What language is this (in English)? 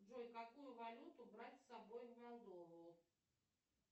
Russian